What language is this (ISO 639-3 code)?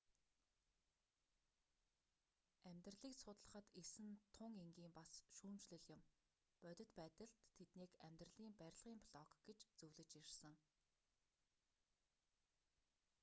mon